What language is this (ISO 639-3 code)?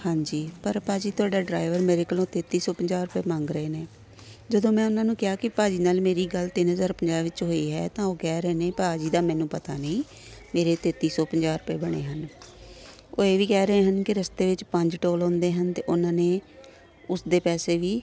pan